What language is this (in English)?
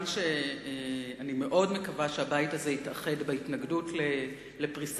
Hebrew